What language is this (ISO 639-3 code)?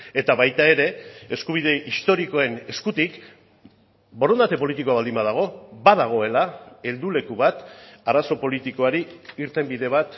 eus